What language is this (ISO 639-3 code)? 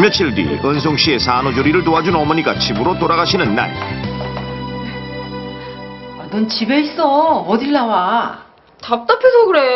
kor